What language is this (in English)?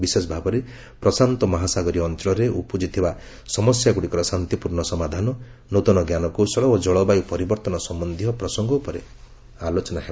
Odia